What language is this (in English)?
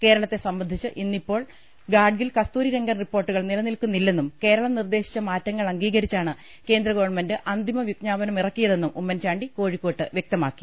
Malayalam